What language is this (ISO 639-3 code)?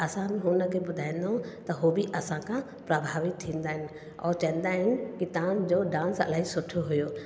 snd